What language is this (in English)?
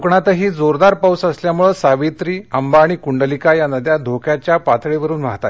Marathi